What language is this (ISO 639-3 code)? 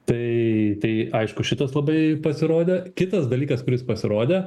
lit